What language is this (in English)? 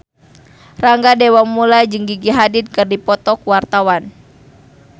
Sundanese